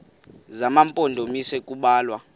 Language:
Xhosa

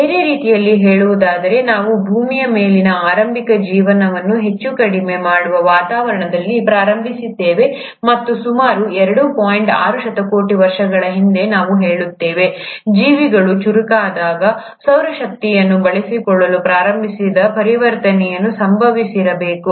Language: Kannada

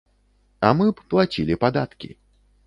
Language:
Belarusian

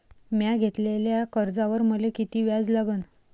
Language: Marathi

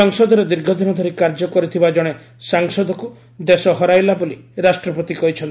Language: Odia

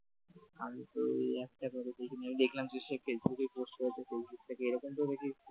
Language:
Bangla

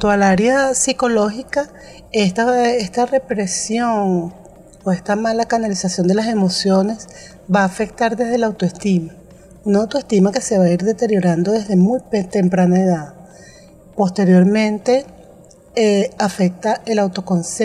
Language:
Spanish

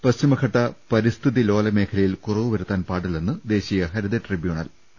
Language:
Malayalam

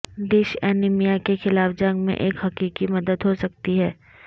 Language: Urdu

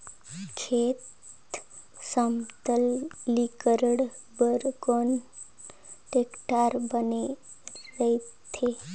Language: Chhattisgarhi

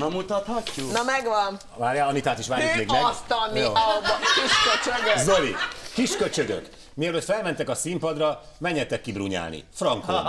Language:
Hungarian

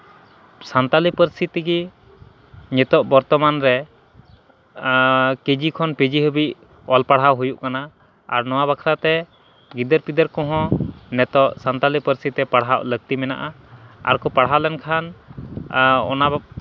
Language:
Santali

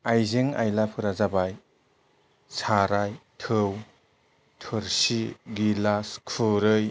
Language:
Bodo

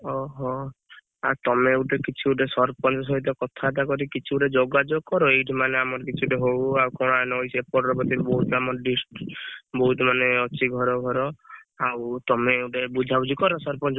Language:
Odia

